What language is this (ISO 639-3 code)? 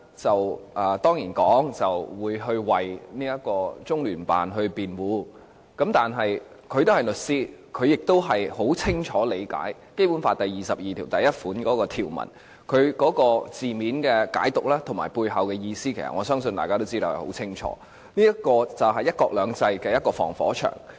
yue